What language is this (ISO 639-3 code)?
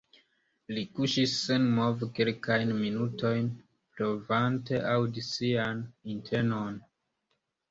epo